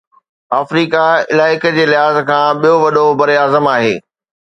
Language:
Sindhi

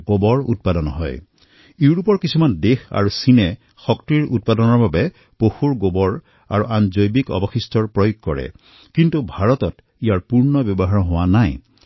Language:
Assamese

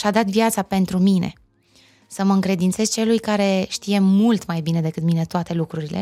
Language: Romanian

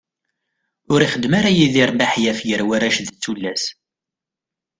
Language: Kabyle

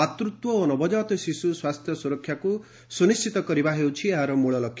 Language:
Odia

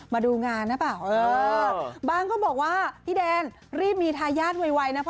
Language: Thai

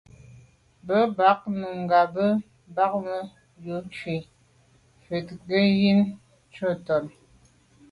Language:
Medumba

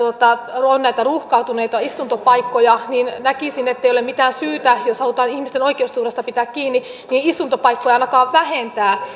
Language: Finnish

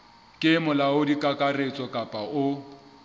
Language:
Southern Sotho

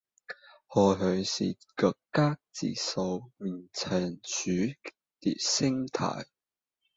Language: Cantonese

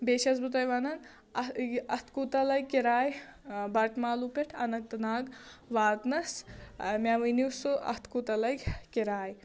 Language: Kashmiri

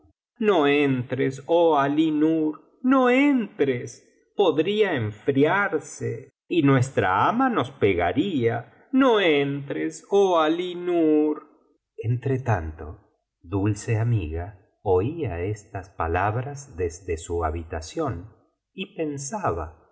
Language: Spanish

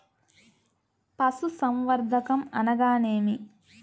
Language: Telugu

